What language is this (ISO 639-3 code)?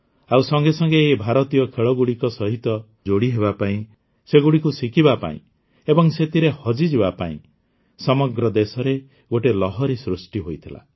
ori